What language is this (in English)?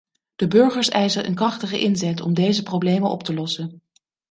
Dutch